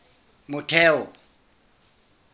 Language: Southern Sotho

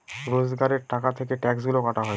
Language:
Bangla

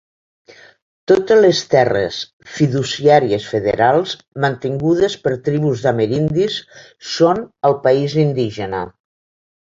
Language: Catalan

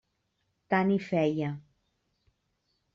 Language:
Catalan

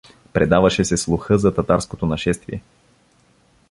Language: Bulgarian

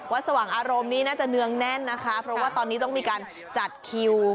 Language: Thai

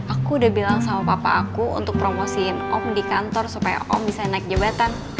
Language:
Indonesian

